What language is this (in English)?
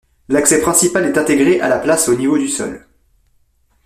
French